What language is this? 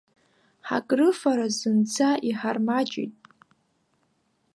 Abkhazian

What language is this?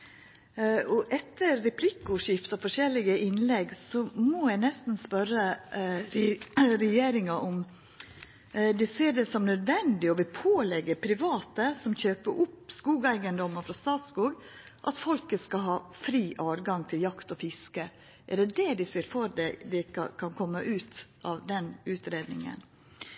Norwegian Nynorsk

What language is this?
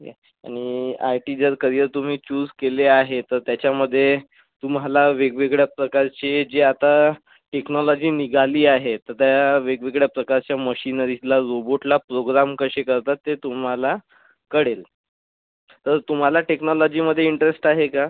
Marathi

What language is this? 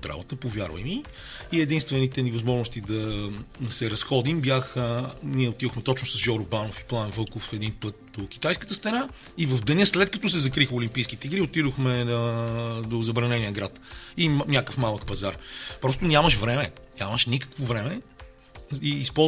Bulgarian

